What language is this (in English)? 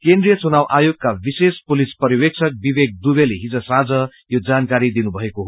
Nepali